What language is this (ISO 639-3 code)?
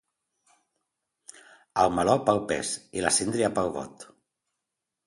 cat